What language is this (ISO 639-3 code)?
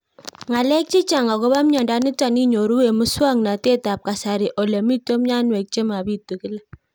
kln